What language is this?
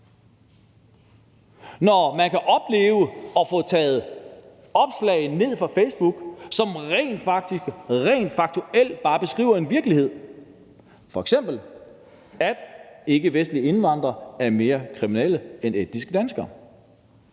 Danish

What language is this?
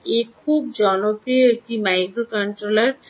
Bangla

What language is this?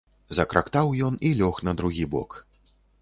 Belarusian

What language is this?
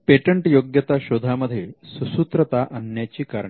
Marathi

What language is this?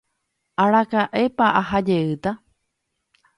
Guarani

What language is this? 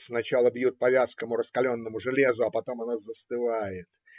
Russian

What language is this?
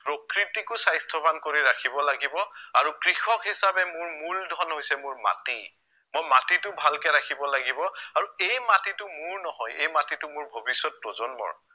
Assamese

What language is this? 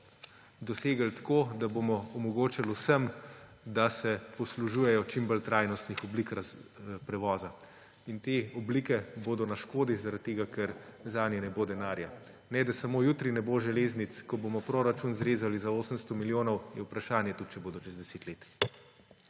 Slovenian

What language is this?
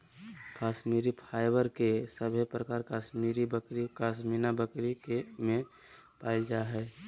Magahi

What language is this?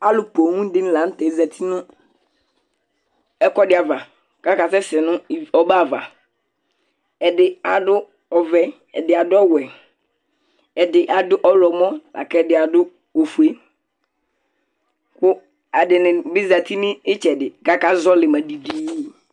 Ikposo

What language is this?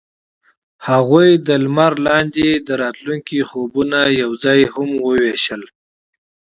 Pashto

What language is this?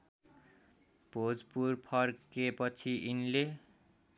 Nepali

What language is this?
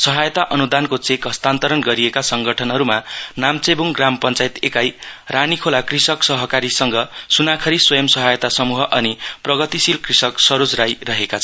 Nepali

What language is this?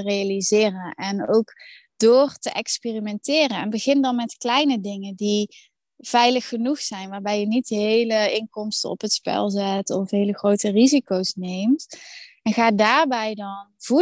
Dutch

